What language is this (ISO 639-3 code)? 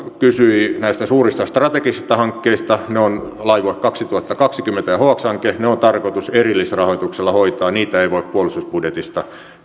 fin